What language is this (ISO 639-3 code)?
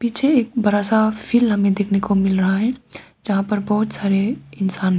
hin